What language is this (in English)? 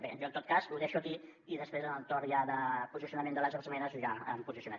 Catalan